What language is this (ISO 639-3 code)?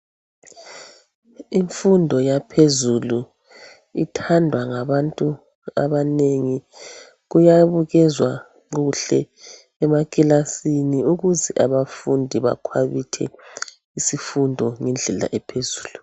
nde